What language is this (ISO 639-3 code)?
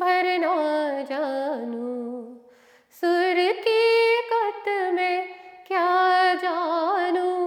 hin